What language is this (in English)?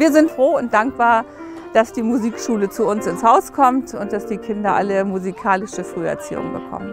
German